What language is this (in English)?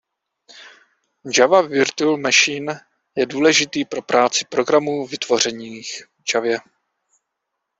Czech